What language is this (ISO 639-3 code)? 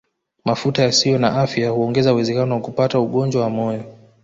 swa